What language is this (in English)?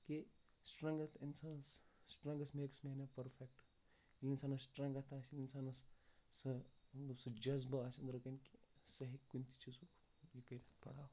Kashmiri